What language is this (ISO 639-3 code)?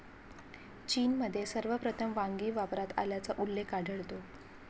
mar